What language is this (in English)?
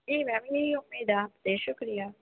Urdu